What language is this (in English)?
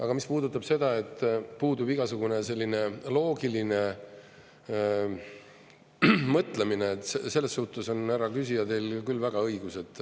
Estonian